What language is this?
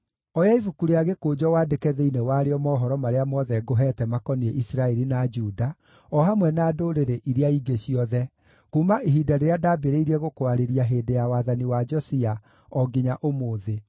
Kikuyu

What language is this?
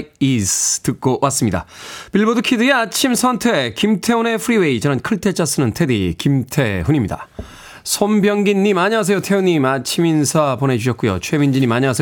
Korean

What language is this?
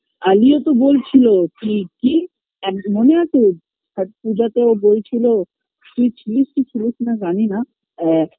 Bangla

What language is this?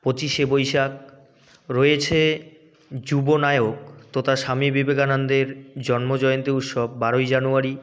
Bangla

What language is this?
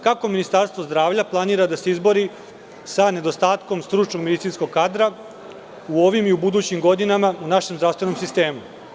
Serbian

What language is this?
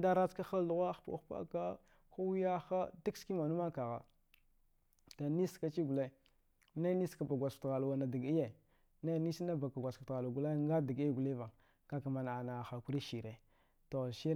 Dghwede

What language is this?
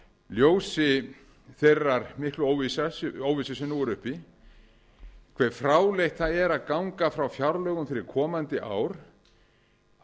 Icelandic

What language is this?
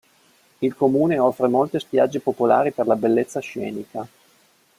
Italian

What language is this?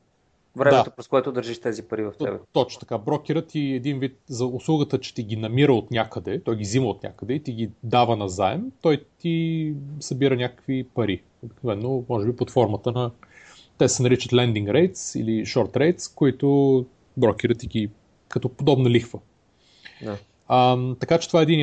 Bulgarian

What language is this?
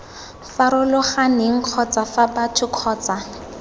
Tswana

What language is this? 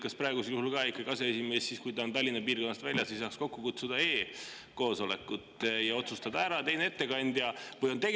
Estonian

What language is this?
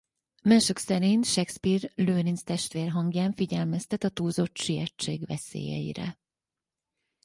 Hungarian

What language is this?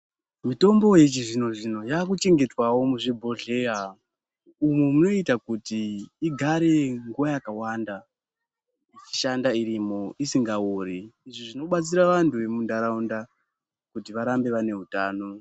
Ndau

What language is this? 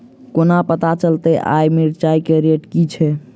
Maithili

